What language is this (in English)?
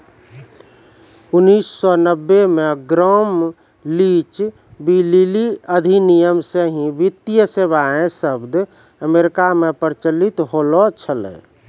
Maithili